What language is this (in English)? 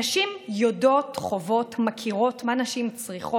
Hebrew